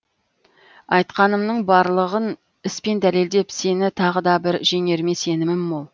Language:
Kazakh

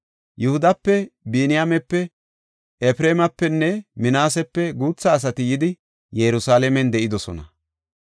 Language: Gofa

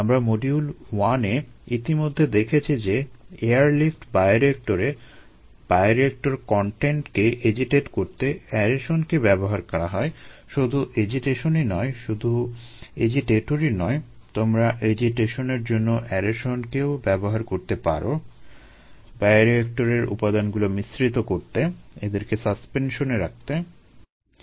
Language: Bangla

